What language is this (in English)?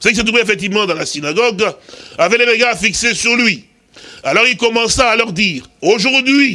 French